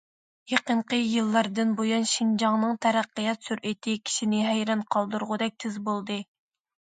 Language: Uyghur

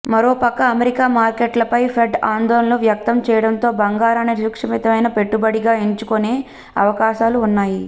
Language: Telugu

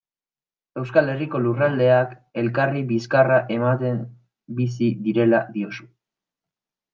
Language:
Basque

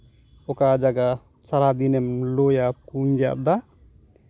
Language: Santali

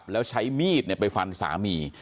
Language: Thai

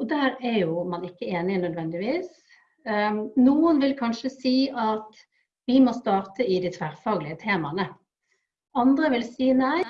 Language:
Norwegian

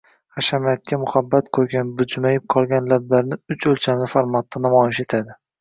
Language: Uzbek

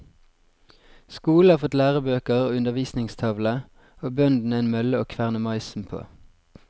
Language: Norwegian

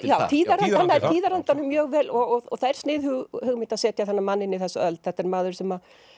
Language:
Icelandic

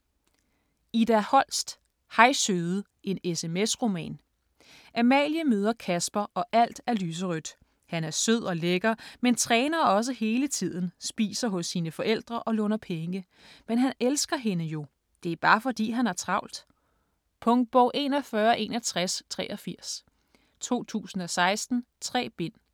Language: Danish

